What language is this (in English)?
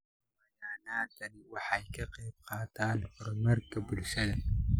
Somali